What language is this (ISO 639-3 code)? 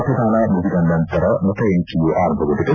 kan